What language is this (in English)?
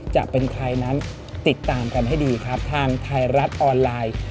Thai